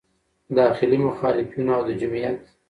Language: Pashto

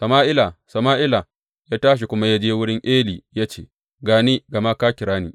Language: Hausa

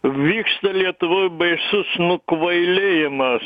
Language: Lithuanian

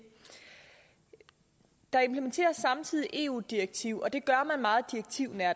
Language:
Danish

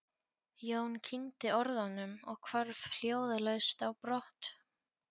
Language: Icelandic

